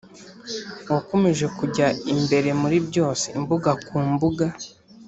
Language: Kinyarwanda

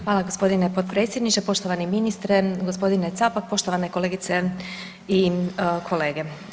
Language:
Croatian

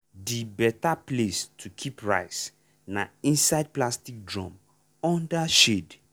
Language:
Nigerian Pidgin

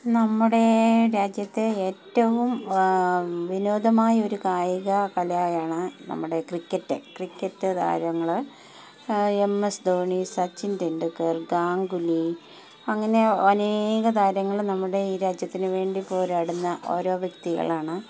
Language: Malayalam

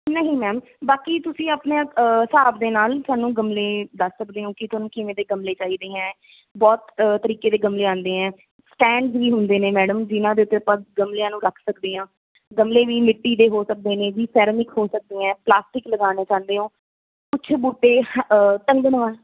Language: Punjabi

